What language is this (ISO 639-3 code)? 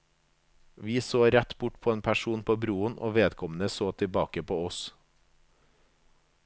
nor